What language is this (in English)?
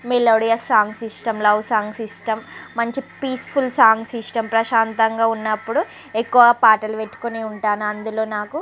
Telugu